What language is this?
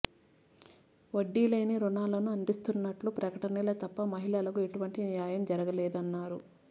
Telugu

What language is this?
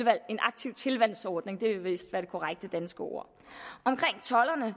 Danish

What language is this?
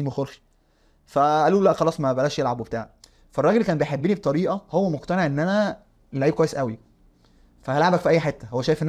Arabic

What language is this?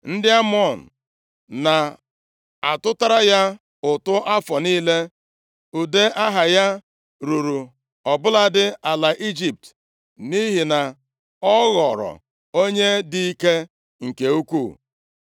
Igbo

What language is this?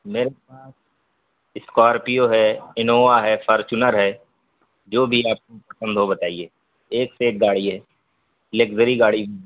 Urdu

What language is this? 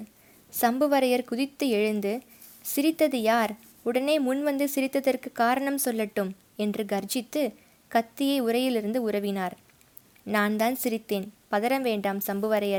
Tamil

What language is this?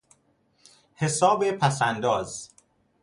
Persian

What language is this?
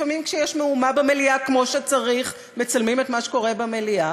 Hebrew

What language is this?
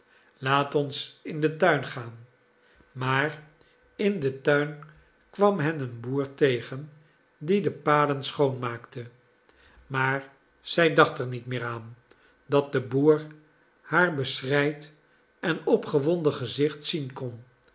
Dutch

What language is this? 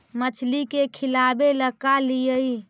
Magahi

